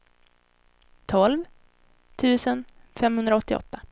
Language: Swedish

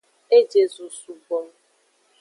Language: Aja (Benin)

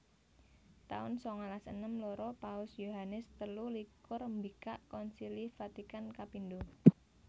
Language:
Javanese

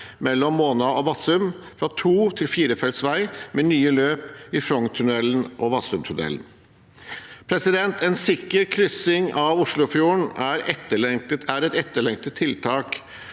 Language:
Norwegian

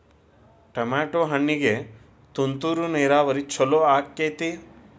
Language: Kannada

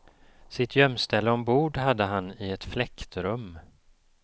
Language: Swedish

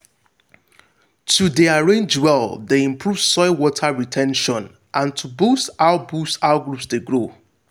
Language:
Nigerian Pidgin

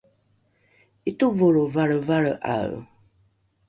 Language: Rukai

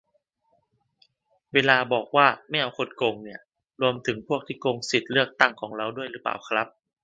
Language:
Thai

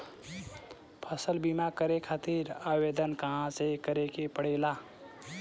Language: Bhojpuri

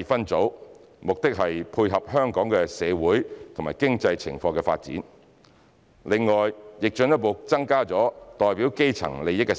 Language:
Cantonese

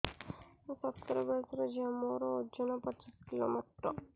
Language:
Odia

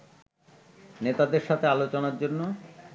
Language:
Bangla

